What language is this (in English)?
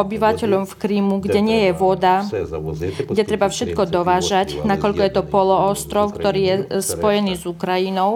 Slovak